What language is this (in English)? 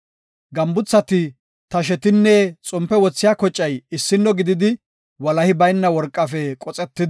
Gofa